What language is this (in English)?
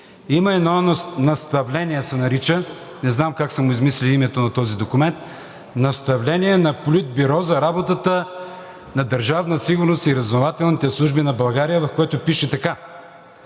Bulgarian